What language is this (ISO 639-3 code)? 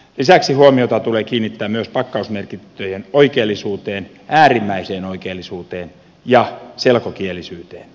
fin